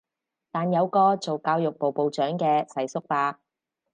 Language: Cantonese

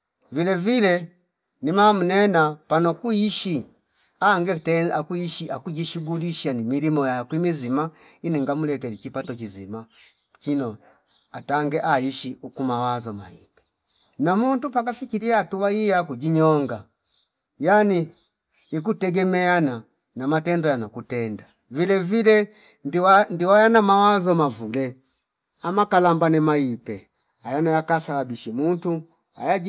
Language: Fipa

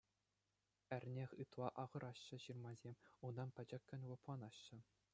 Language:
Chuvash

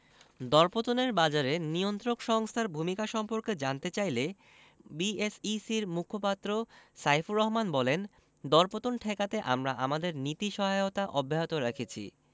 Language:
Bangla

